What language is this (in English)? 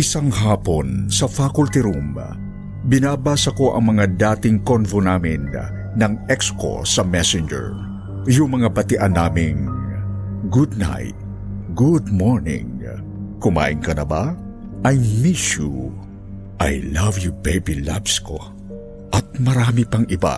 Filipino